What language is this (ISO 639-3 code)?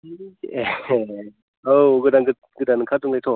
brx